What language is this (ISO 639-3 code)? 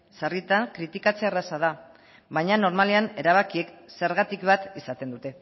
eus